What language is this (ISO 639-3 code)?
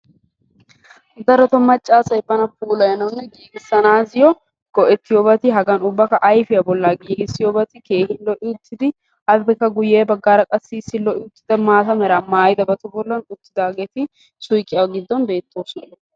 wal